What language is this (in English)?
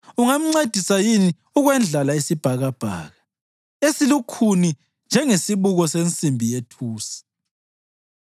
North Ndebele